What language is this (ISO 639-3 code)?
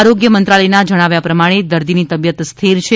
guj